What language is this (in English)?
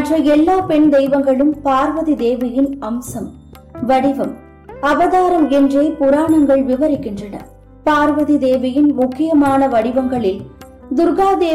Tamil